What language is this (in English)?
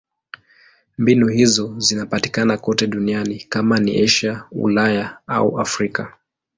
Swahili